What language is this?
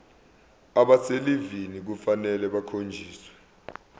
Zulu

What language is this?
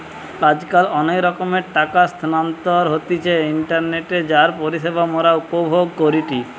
Bangla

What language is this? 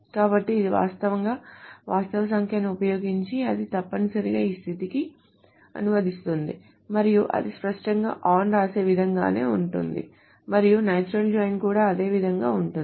Telugu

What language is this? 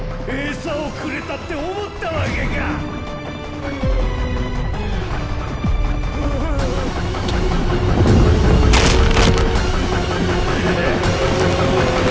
Japanese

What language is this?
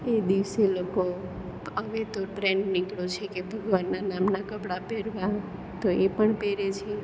Gujarati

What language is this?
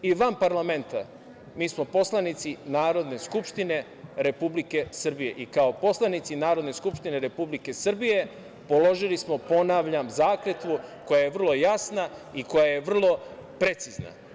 Serbian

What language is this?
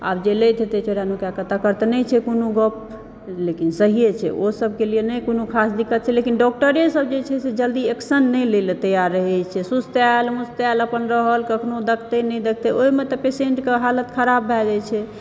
Maithili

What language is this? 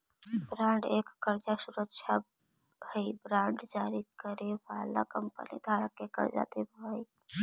Magahi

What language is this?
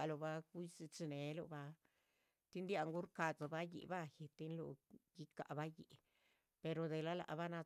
Chichicapan Zapotec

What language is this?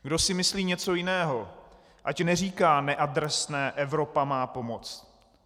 Czech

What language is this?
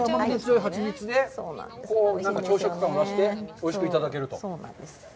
Japanese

